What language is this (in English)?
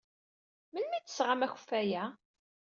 Kabyle